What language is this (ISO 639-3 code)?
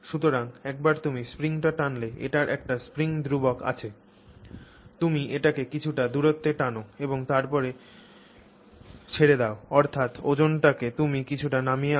ben